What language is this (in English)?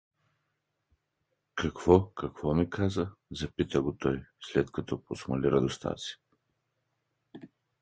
Bulgarian